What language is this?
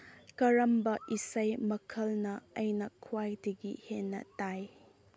Manipuri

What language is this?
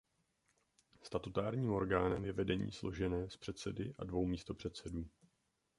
Czech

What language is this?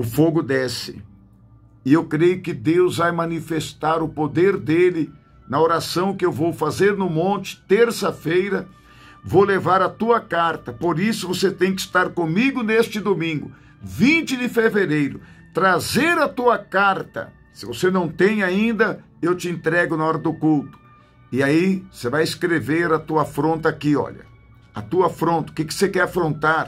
Portuguese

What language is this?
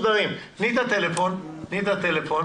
Hebrew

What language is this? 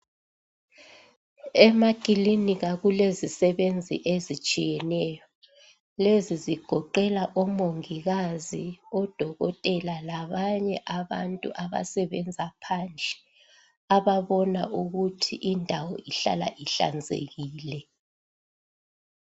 North Ndebele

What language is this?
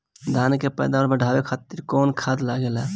Bhojpuri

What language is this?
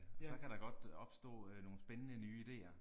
Danish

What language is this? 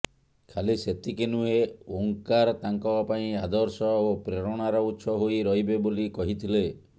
Odia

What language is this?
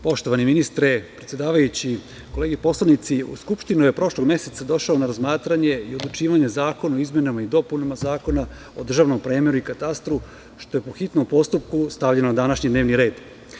Serbian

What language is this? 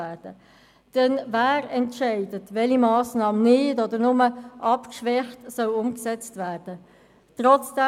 Swiss German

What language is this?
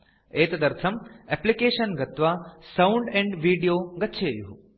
Sanskrit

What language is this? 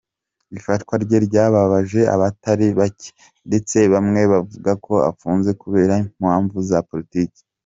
Kinyarwanda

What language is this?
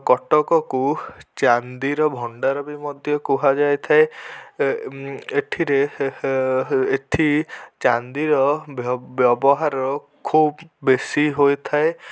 Odia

